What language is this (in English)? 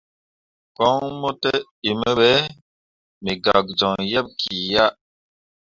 Mundang